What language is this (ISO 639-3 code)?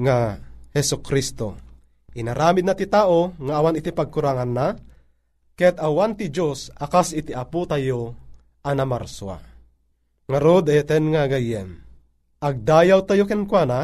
fil